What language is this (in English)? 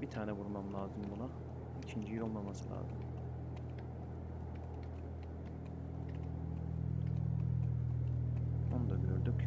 Turkish